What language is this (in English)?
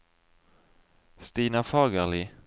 Norwegian